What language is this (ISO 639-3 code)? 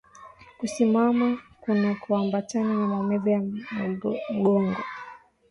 swa